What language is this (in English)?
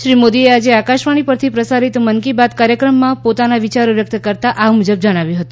Gujarati